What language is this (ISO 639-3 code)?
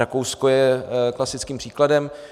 ces